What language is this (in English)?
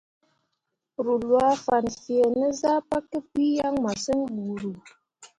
Mundang